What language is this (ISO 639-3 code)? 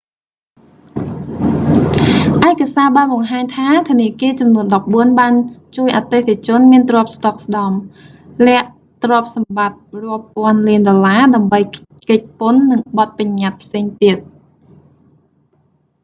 khm